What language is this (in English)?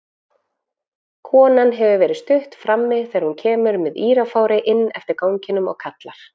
Icelandic